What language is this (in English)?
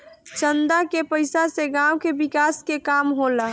Bhojpuri